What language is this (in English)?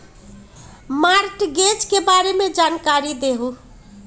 Magahi